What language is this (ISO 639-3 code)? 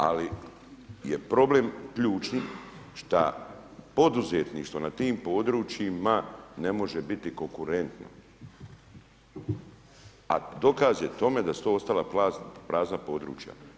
hrv